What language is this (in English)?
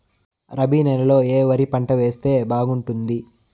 Telugu